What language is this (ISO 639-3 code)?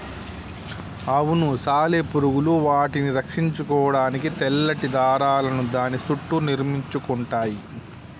tel